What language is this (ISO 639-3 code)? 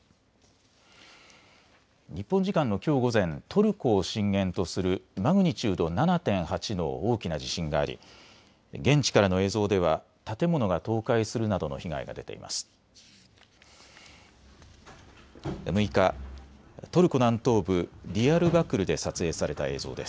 jpn